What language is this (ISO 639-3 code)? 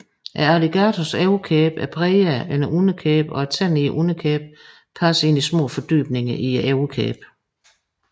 dan